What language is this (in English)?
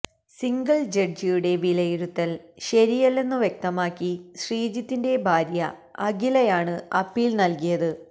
Malayalam